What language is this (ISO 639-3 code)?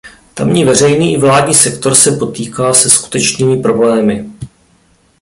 ces